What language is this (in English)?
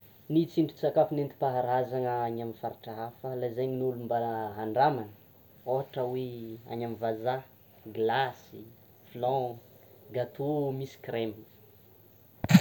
Tsimihety Malagasy